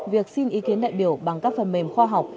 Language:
Vietnamese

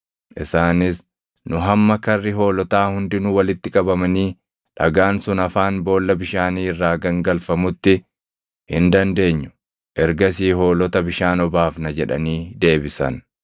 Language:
Oromo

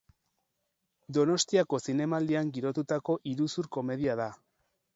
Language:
Basque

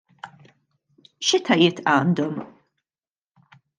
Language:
Maltese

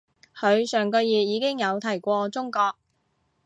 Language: Cantonese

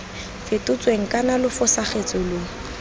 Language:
Tswana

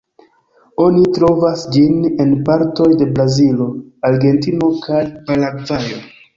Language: Esperanto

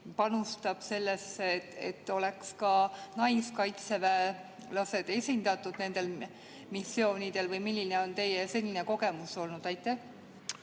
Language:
Estonian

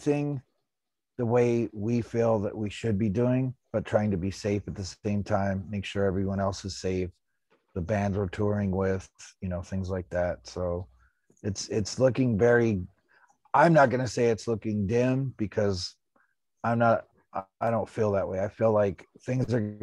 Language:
English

